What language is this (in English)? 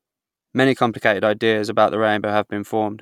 English